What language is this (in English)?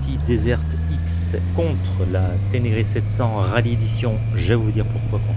French